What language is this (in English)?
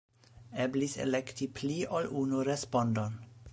Esperanto